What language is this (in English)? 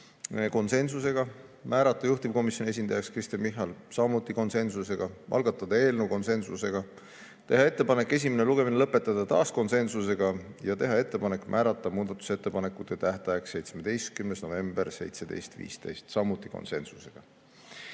Estonian